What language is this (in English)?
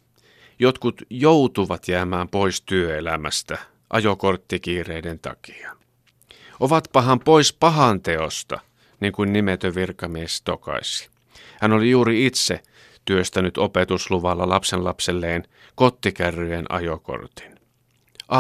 Finnish